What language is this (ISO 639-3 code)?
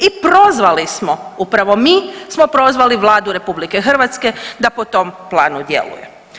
hrv